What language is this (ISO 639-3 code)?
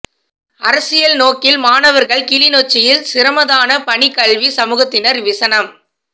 tam